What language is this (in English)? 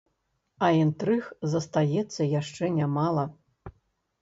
Belarusian